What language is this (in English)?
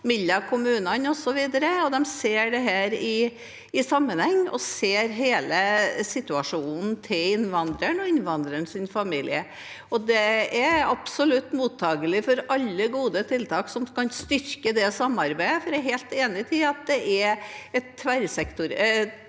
Norwegian